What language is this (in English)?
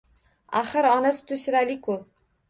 Uzbek